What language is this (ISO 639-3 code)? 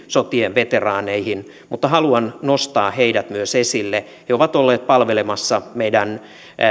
fin